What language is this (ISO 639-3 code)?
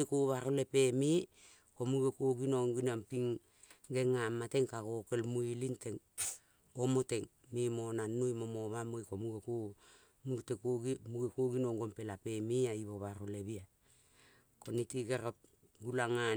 kol